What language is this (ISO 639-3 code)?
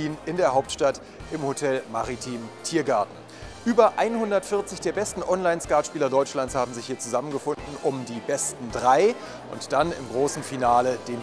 deu